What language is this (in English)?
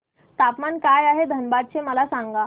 Marathi